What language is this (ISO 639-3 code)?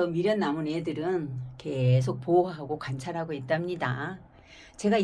kor